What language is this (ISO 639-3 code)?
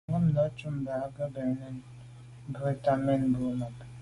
byv